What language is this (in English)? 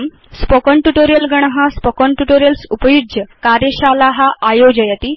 Sanskrit